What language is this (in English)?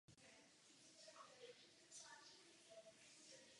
Czech